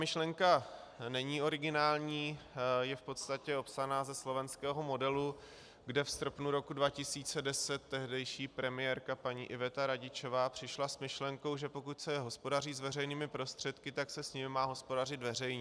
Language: Czech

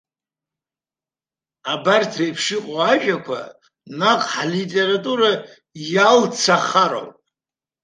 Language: Abkhazian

